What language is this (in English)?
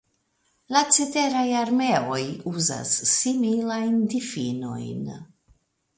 Esperanto